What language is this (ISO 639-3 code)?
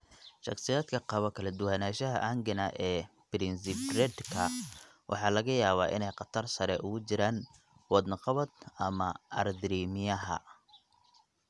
som